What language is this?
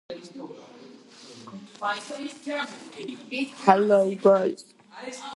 Georgian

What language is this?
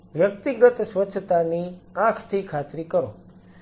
Gujarati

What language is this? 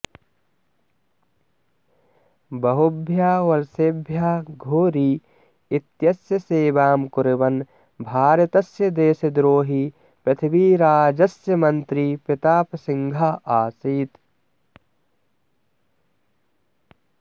Sanskrit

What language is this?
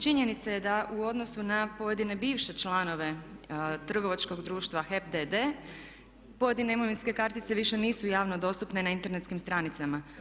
Croatian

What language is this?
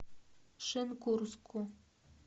Russian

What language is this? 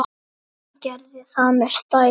Icelandic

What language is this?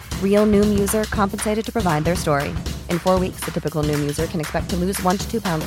Swedish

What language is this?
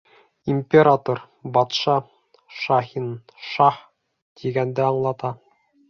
Bashkir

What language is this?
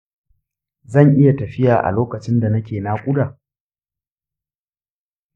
Hausa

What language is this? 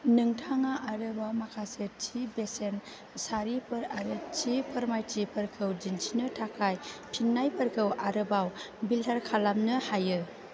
Bodo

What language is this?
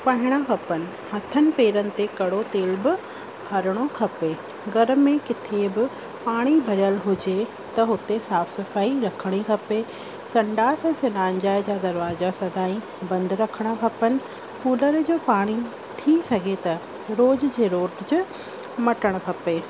Sindhi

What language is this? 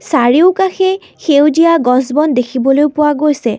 Assamese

